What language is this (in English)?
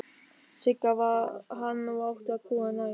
Icelandic